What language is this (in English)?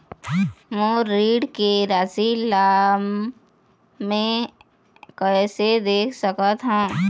Chhattisgarhi